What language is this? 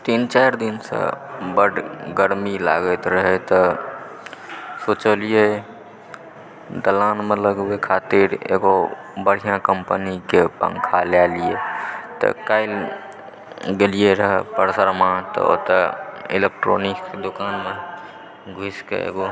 Maithili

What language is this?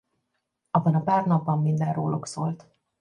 Hungarian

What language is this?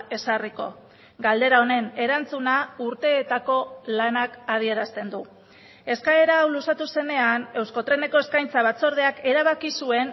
Basque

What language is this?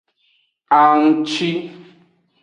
Aja (Benin)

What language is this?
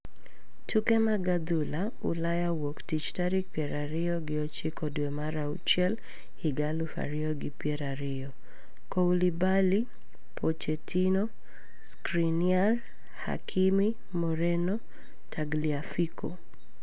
Luo (Kenya and Tanzania)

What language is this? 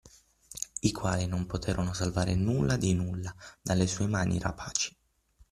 Italian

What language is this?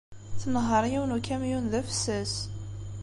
Kabyle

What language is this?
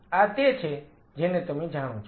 Gujarati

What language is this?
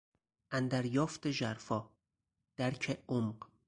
Persian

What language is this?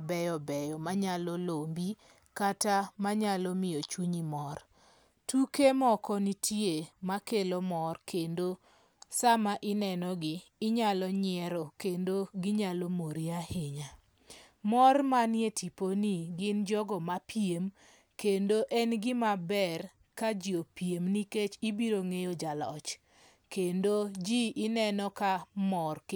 Luo (Kenya and Tanzania)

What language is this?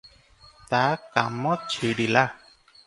Odia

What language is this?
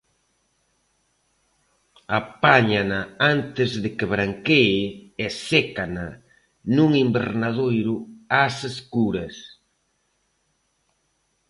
Galician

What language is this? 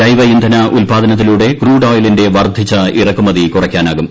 Malayalam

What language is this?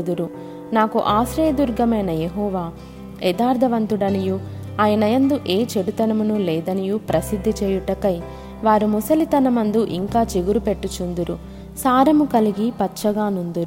Telugu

